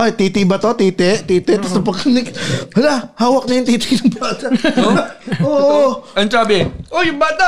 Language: Filipino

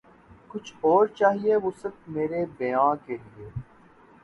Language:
Urdu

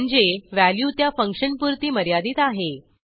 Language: Marathi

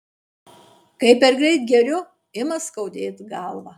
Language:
Lithuanian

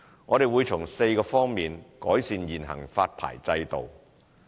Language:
Cantonese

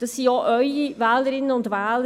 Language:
Swiss German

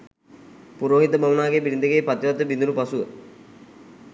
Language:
Sinhala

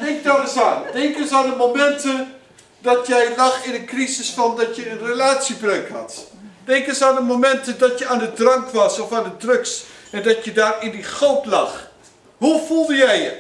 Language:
Dutch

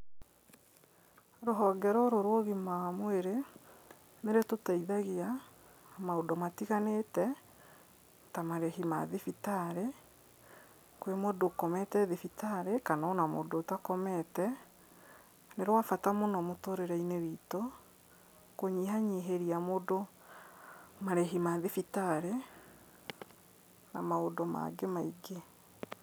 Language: Kikuyu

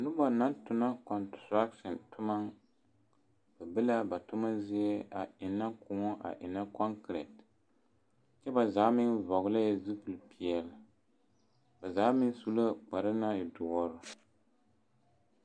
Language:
Southern Dagaare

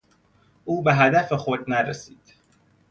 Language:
Persian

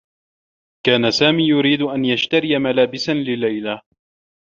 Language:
Arabic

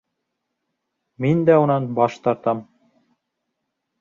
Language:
Bashkir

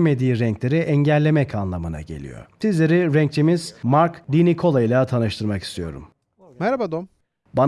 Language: Turkish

